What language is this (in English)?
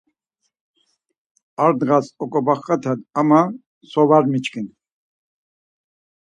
Laz